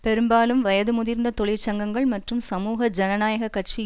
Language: Tamil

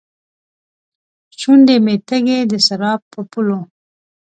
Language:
Pashto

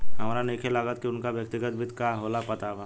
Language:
Bhojpuri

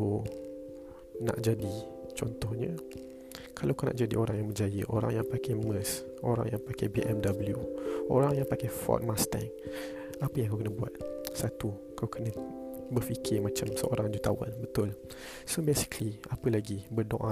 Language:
Malay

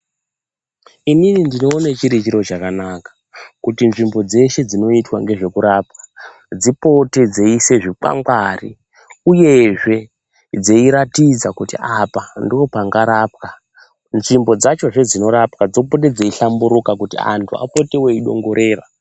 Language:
Ndau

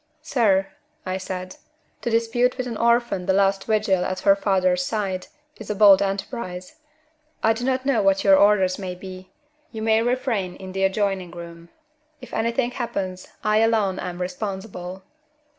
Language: English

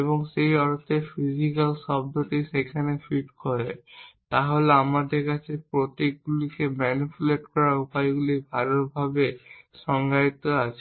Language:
Bangla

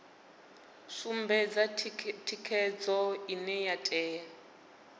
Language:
Venda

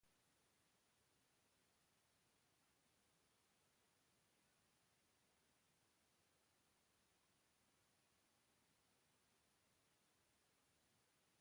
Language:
Portuguese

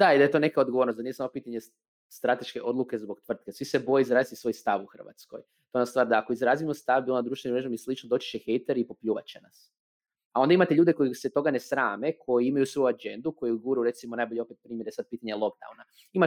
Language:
Croatian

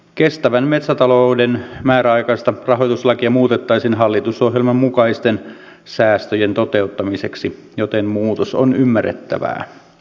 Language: Finnish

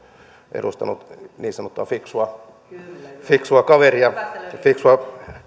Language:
Finnish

